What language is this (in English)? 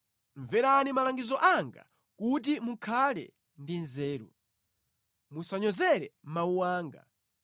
Nyanja